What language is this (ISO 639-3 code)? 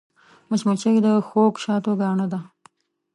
pus